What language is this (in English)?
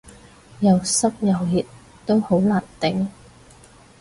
Cantonese